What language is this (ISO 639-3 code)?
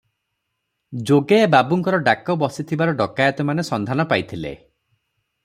ori